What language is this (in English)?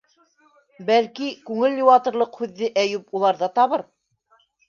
Bashkir